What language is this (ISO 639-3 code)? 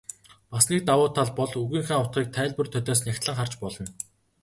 mon